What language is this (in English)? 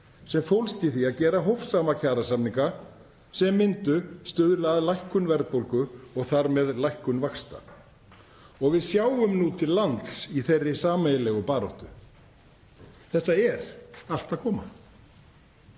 Icelandic